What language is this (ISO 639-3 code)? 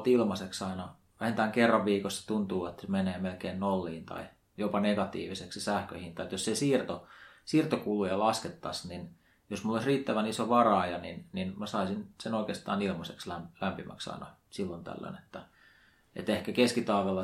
fin